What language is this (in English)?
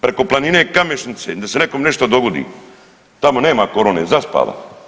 Croatian